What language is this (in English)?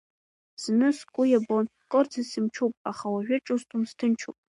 Abkhazian